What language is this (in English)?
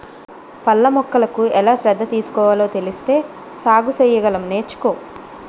Telugu